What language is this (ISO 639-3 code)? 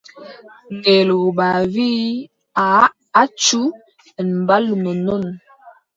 fub